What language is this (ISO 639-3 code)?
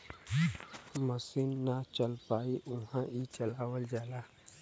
bho